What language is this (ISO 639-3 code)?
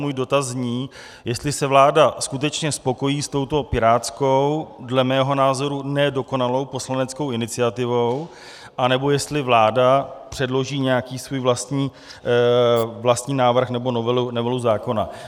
ces